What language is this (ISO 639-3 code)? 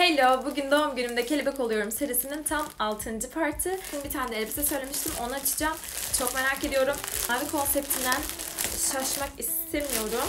tur